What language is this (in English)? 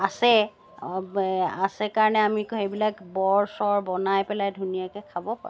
Assamese